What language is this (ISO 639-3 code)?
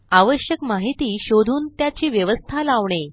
mar